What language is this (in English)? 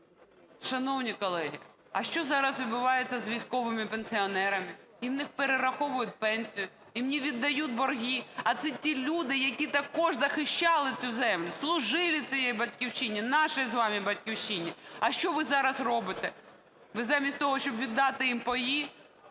Ukrainian